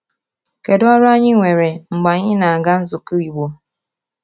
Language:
Igbo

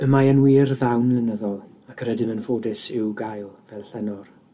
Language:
Welsh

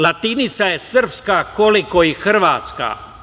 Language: Serbian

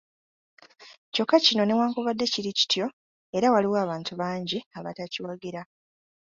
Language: Ganda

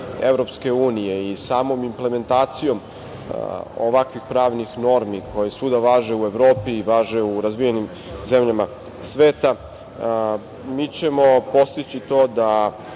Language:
Serbian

